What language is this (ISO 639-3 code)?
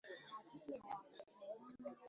swa